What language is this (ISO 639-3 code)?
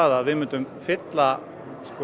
isl